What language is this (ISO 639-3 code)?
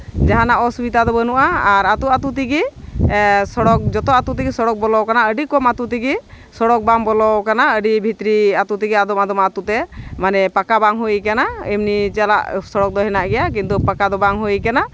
sat